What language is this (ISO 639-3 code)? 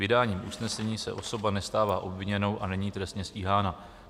ces